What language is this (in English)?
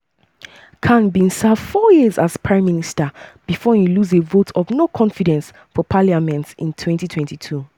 Nigerian Pidgin